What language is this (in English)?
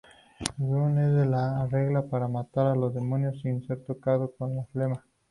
Spanish